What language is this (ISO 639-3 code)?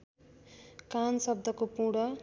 nep